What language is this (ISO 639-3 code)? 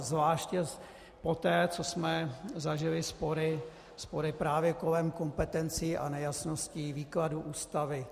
ces